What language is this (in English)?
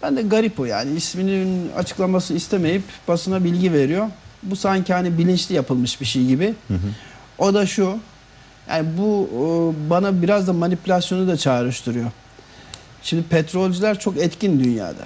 Turkish